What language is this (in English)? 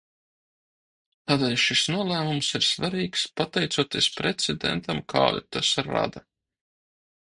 Latvian